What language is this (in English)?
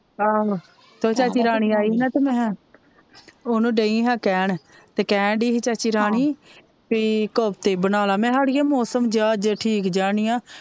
Punjabi